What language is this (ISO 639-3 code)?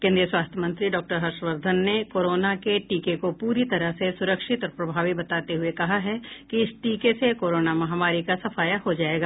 hin